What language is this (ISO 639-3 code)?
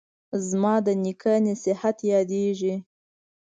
pus